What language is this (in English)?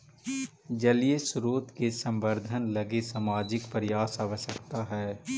Magahi